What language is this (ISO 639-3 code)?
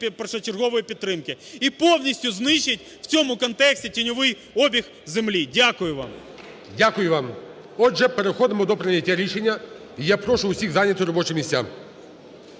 ukr